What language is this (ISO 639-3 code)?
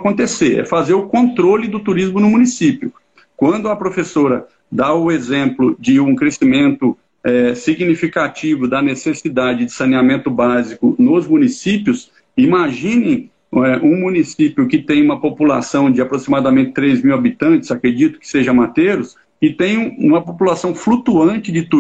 por